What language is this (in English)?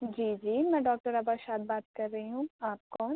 Urdu